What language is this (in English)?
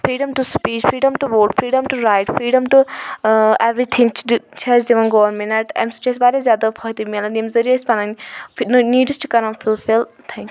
Kashmiri